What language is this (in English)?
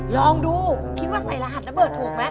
Thai